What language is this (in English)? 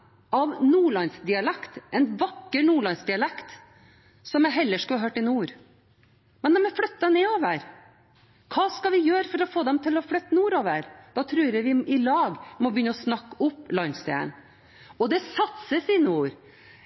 Norwegian Bokmål